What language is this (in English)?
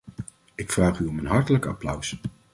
Dutch